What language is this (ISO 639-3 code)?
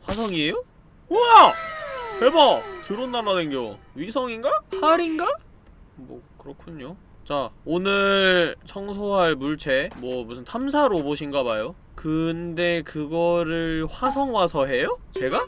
kor